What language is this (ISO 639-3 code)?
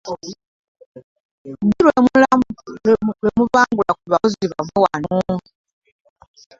lug